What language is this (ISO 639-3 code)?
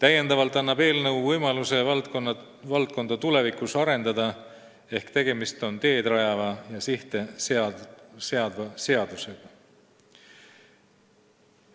est